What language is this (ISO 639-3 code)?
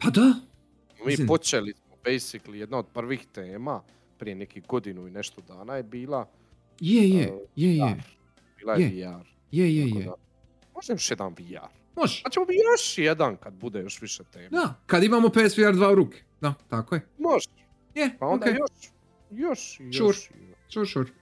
hrv